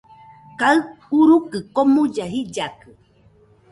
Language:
Nüpode Huitoto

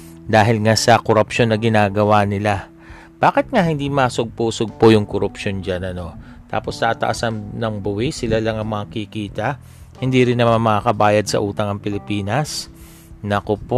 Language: Filipino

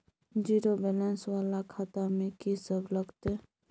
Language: Maithili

